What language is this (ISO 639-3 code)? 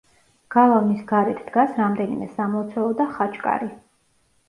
kat